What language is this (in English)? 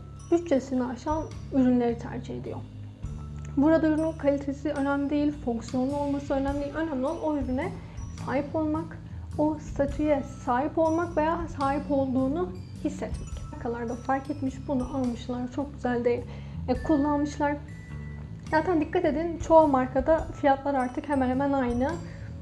Turkish